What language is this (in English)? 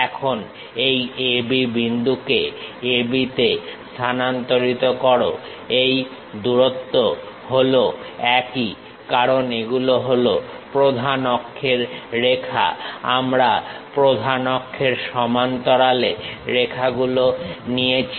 Bangla